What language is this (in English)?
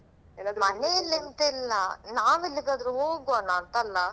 Kannada